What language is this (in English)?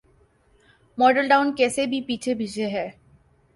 Urdu